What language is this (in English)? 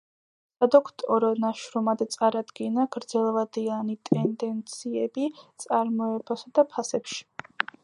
Georgian